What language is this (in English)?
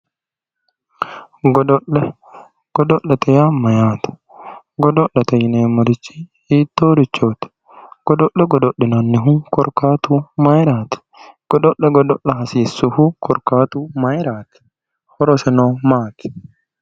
Sidamo